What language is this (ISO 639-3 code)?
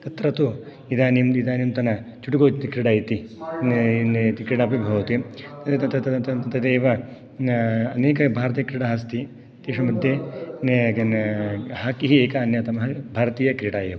san